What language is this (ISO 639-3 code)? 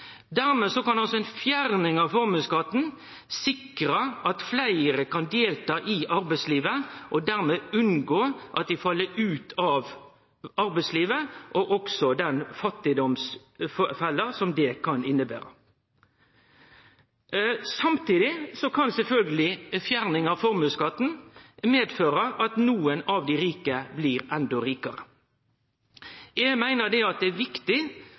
nno